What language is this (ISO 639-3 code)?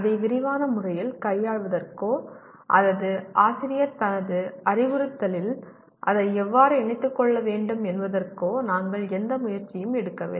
tam